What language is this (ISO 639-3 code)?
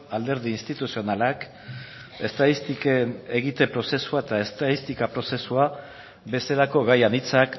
eus